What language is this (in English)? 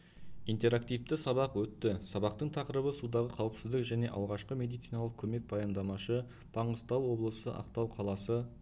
Kazakh